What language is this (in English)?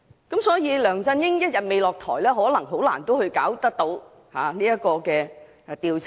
Cantonese